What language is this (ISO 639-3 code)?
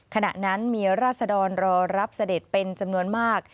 tha